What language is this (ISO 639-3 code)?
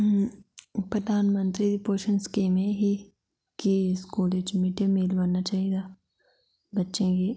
doi